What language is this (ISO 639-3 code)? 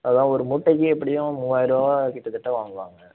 tam